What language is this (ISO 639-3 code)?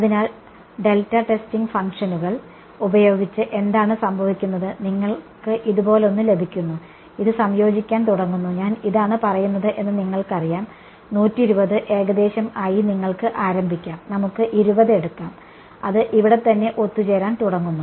mal